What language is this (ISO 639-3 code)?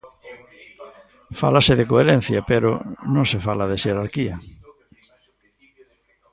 glg